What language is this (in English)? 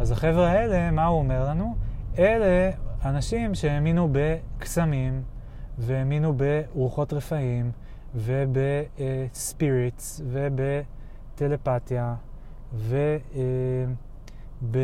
Hebrew